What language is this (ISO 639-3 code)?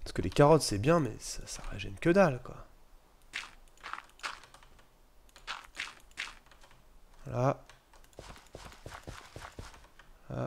fra